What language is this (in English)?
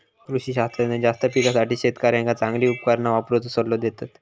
Marathi